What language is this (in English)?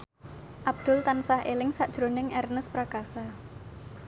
Javanese